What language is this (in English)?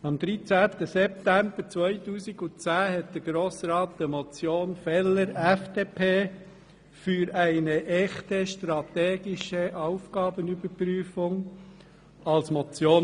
Swiss German